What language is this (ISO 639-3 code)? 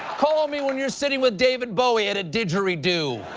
eng